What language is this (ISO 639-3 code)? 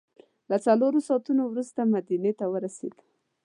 pus